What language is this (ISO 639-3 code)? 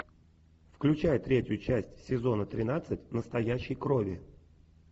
rus